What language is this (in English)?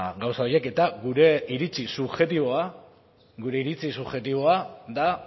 Basque